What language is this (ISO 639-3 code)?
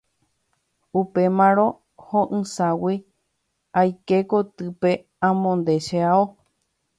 grn